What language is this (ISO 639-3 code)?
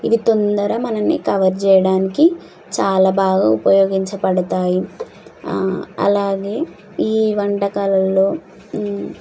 tel